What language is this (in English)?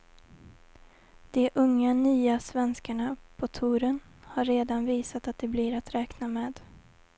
Swedish